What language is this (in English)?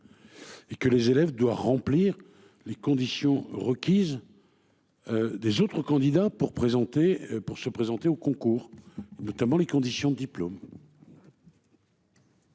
French